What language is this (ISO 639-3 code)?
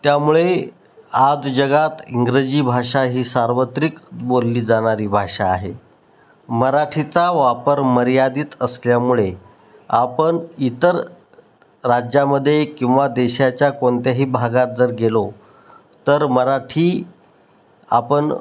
mar